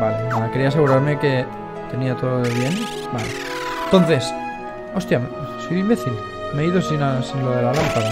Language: Spanish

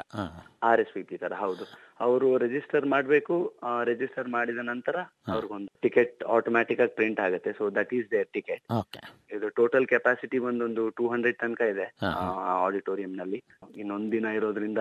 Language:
Kannada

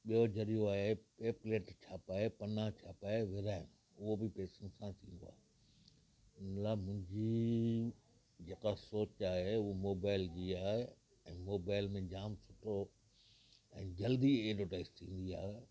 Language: Sindhi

